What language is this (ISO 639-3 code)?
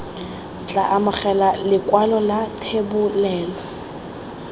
tsn